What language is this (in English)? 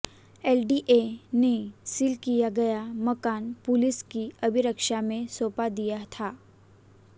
Hindi